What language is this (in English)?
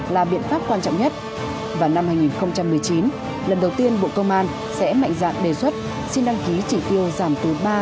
Vietnamese